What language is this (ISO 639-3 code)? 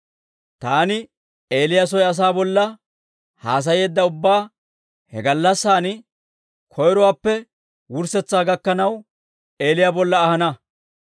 dwr